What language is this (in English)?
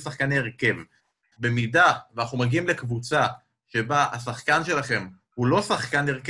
Hebrew